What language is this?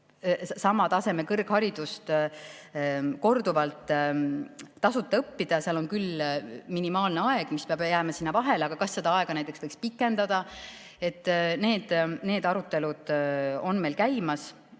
Estonian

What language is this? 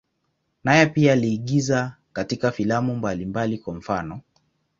Swahili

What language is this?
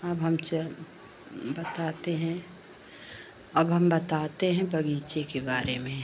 Hindi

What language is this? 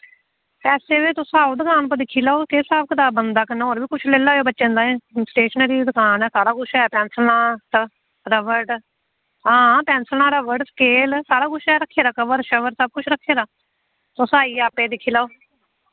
Dogri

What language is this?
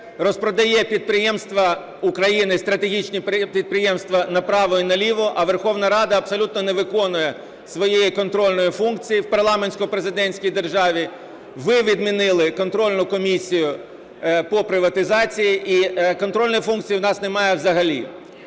Ukrainian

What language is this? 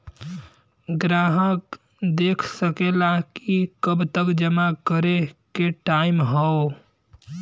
Bhojpuri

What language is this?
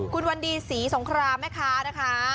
Thai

